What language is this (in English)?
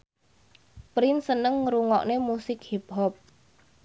Javanese